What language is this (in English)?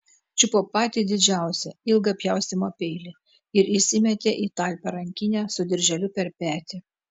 Lithuanian